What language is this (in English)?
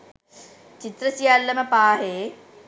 Sinhala